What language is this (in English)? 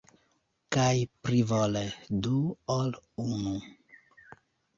Esperanto